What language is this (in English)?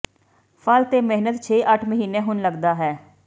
Punjabi